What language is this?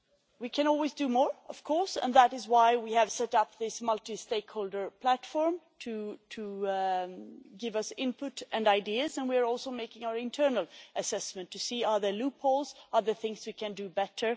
English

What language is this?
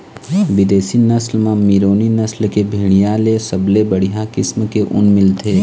Chhattisgarhi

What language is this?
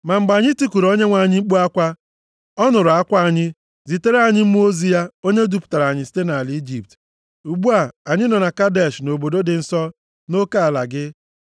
Igbo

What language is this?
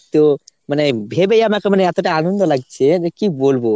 Bangla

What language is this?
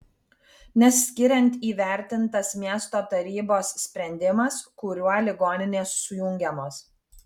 Lithuanian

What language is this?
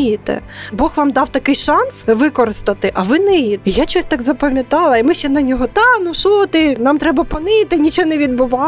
Ukrainian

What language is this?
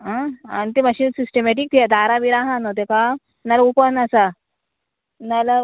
Konkani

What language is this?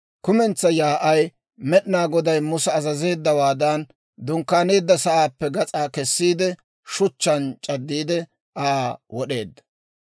Dawro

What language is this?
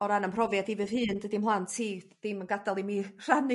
Welsh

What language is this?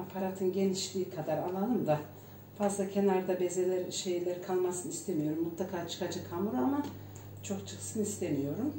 Turkish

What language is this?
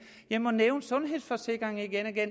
Danish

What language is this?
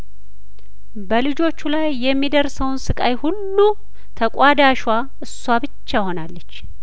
Amharic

